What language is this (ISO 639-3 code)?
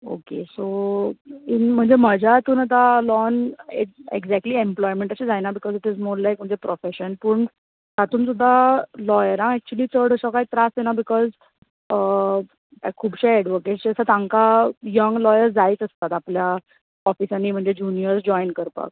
kok